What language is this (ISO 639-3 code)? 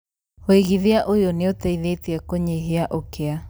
kik